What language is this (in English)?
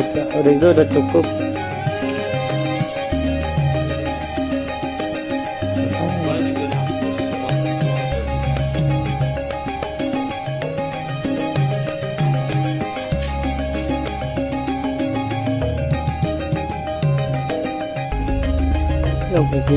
Indonesian